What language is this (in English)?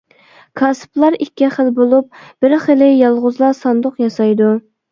Uyghur